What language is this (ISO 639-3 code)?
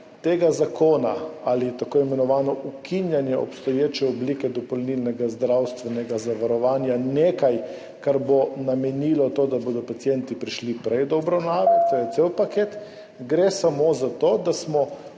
slv